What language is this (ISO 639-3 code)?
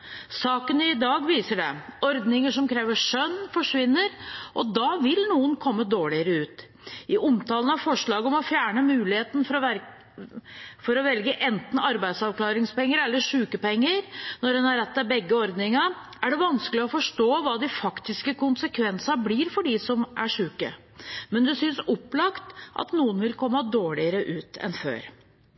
nob